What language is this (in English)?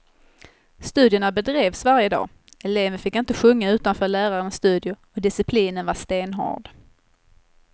Swedish